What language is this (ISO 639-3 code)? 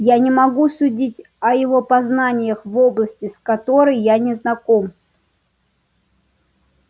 rus